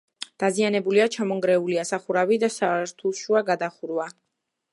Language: Georgian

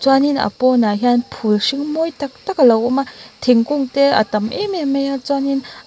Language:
Mizo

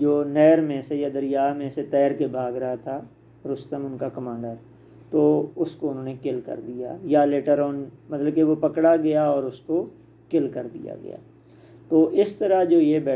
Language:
Hindi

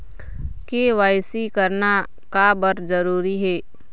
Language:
Chhattisgarhi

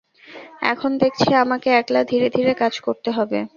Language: Bangla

